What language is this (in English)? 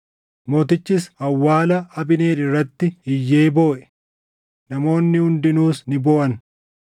Oromo